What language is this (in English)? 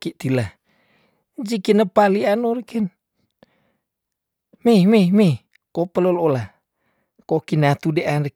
Tondano